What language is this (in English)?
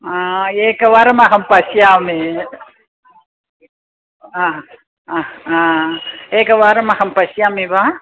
Sanskrit